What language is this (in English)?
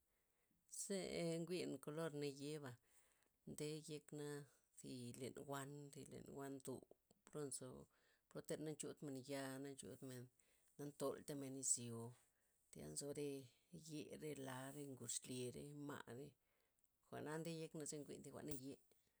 Loxicha Zapotec